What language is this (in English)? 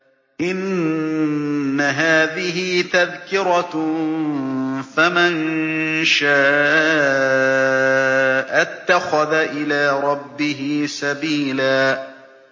Arabic